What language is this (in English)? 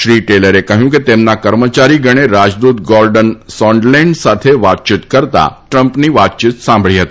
Gujarati